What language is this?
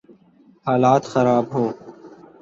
Urdu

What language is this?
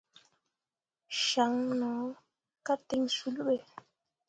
Mundang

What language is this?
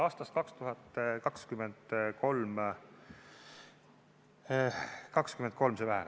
Estonian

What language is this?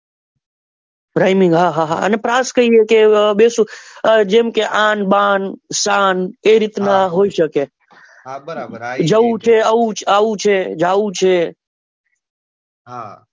Gujarati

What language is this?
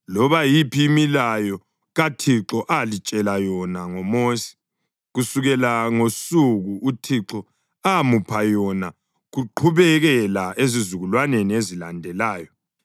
North Ndebele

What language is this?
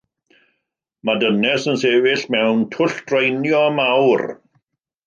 Welsh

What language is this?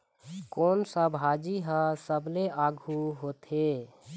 Chhattisgarhi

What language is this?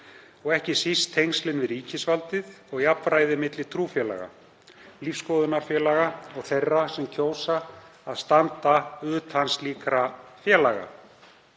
Icelandic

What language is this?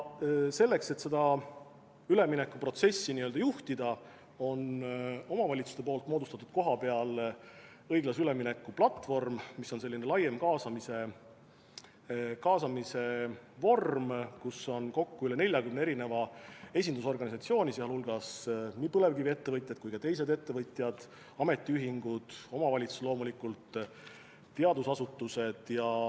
Estonian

